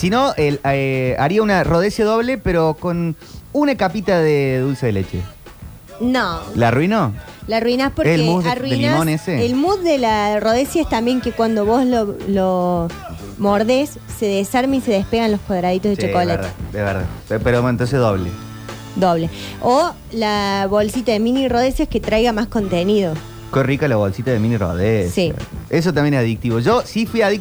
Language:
Spanish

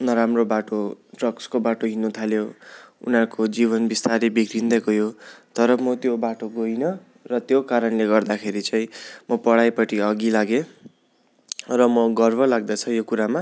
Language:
Nepali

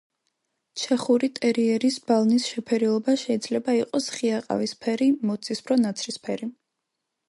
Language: Georgian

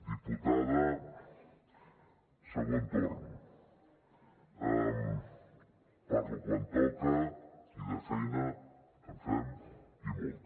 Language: Catalan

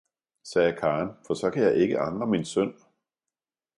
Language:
Danish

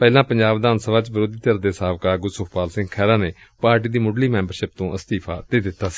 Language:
Punjabi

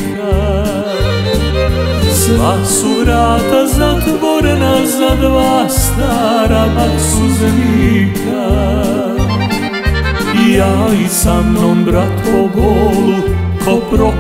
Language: Romanian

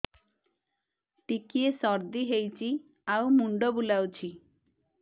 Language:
Odia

